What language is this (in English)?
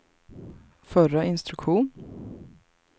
Swedish